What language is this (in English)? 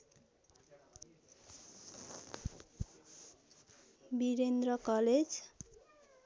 Nepali